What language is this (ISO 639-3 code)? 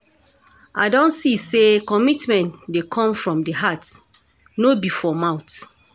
pcm